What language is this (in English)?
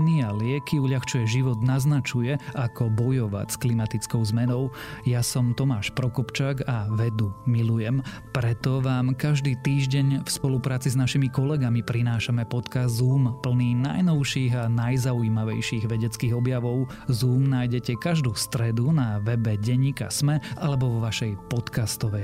Slovak